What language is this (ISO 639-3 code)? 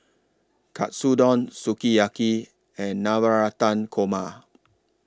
eng